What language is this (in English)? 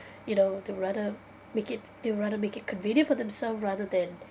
English